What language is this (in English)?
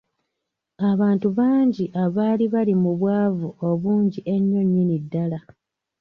Ganda